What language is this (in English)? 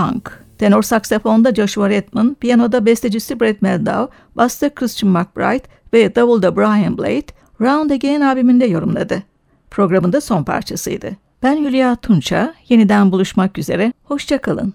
Turkish